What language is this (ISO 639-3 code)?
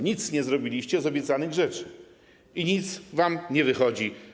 pol